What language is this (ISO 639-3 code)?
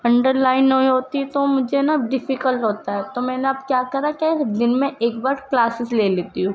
urd